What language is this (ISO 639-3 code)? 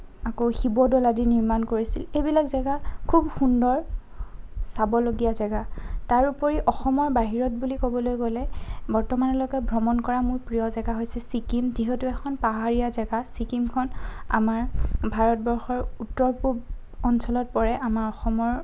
asm